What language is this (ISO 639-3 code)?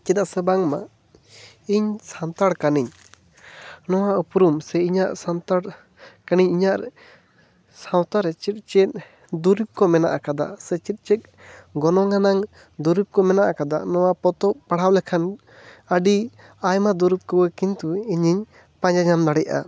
sat